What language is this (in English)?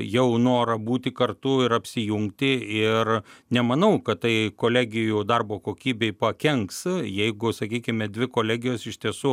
Lithuanian